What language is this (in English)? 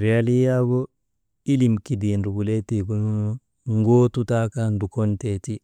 Maba